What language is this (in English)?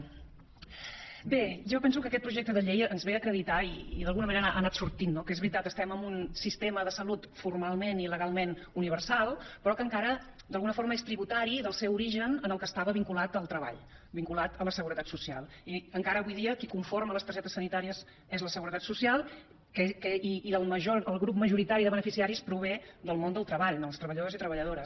Catalan